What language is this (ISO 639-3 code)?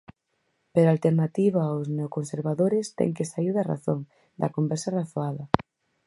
glg